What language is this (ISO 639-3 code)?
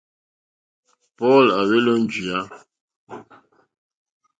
bri